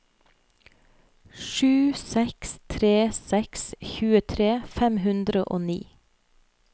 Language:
Norwegian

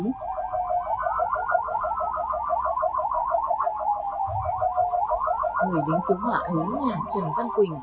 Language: Vietnamese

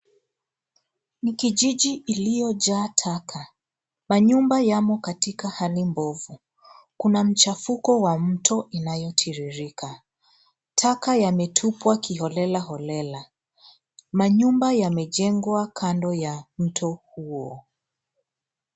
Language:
Swahili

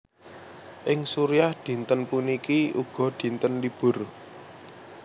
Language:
Javanese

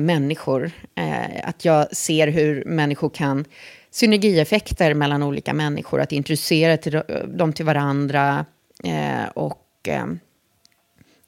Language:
Swedish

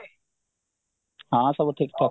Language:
Odia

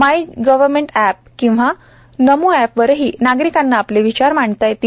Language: Marathi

